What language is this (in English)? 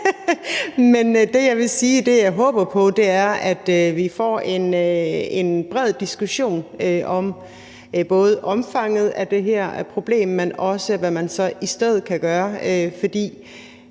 Danish